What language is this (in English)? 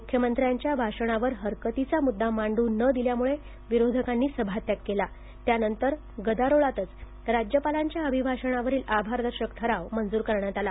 Marathi